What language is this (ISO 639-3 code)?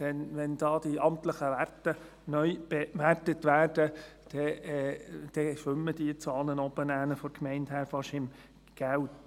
gsw